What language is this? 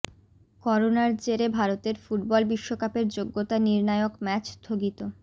Bangla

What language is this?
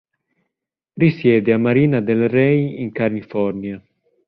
Italian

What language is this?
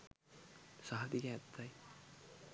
Sinhala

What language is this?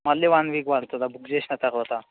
Telugu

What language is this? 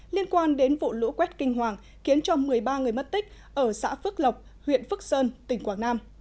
Vietnamese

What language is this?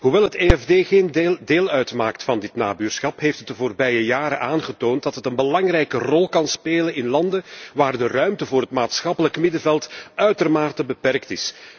Dutch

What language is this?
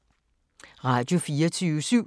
Danish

